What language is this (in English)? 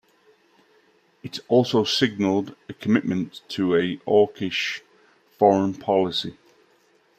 English